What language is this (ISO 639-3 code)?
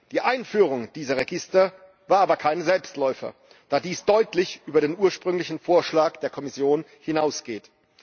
deu